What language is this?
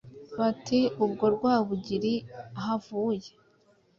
Kinyarwanda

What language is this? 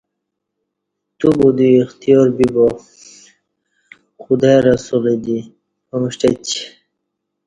Kati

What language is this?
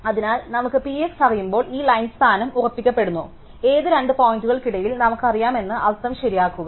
Malayalam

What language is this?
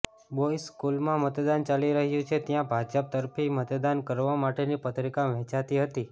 Gujarati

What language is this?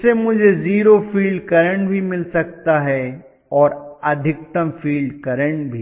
Hindi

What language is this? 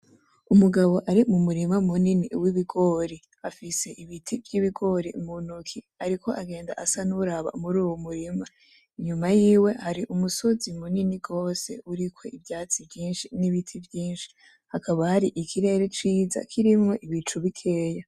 Rundi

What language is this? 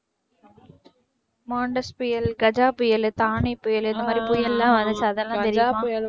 Tamil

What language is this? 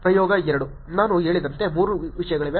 Kannada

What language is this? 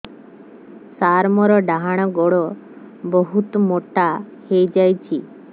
Odia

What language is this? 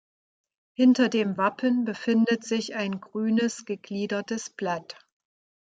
German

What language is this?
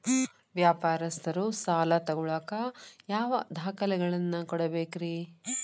Kannada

